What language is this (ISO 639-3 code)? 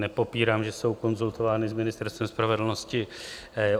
ces